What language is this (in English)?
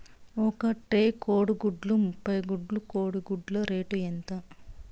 Telugu